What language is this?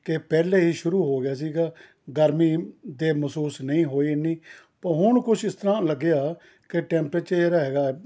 Punjabi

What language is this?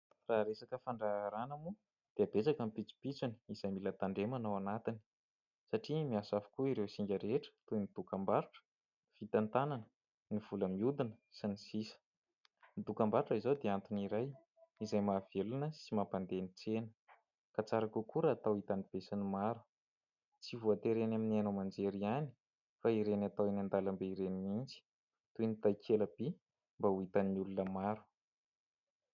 Malagasy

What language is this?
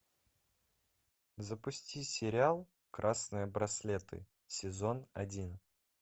Russian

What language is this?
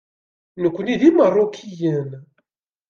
Kabyle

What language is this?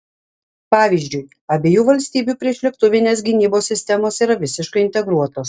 Lithuanian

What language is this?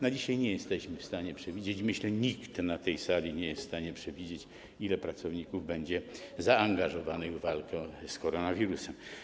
Polish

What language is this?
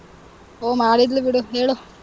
Kannada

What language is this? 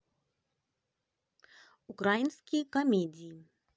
Russian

